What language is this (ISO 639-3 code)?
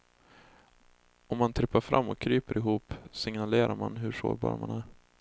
swe